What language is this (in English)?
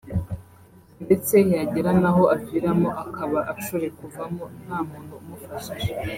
Kinyarwanda